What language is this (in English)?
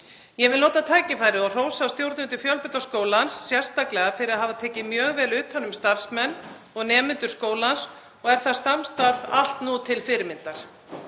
Icelandic